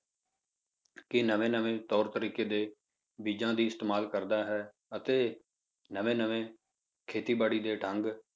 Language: Punjabi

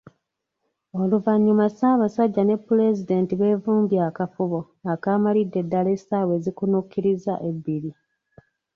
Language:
Ganda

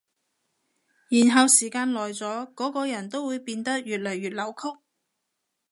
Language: Cantonese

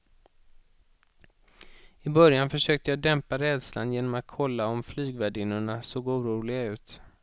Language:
Swedish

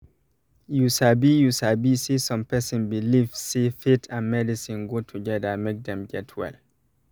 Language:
Nigerian Pidgin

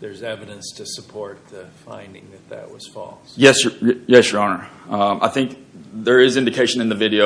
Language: English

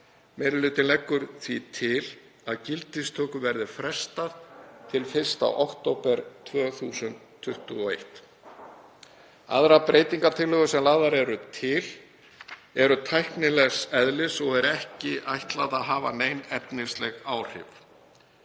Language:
Icelandic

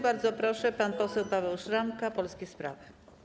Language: Polish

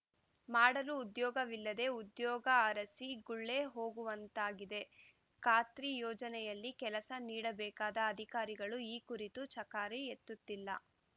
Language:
Kannada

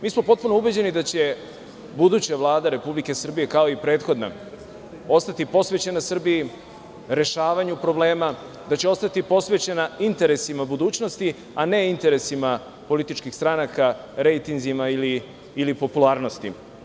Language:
Serbian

